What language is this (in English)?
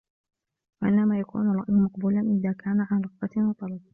Arabic